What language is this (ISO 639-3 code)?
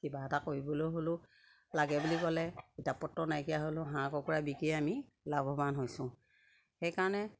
asm